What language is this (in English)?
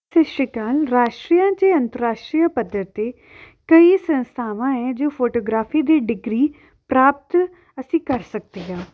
Punjabi